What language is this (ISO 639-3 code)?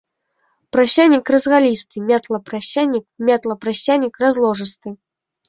bel